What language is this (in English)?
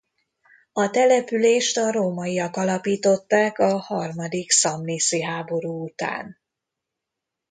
Hungarian